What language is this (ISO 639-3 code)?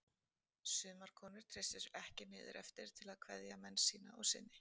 isl